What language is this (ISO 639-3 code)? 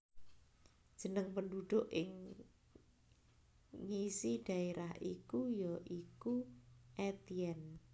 jav